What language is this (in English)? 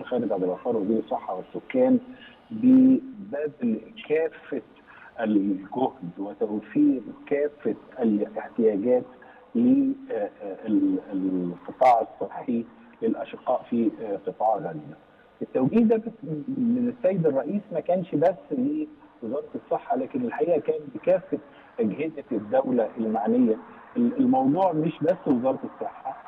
Arabic